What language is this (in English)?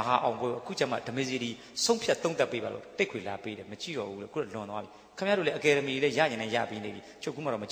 Indonesian